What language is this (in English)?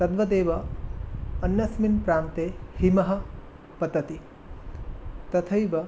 Sanskrit